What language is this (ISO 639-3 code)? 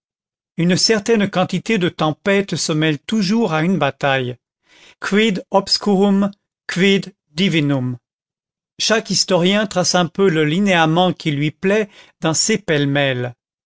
fra